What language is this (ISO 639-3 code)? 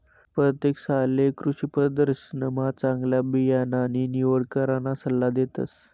mar